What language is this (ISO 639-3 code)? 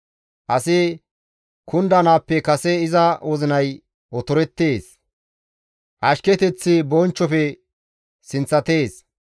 gmv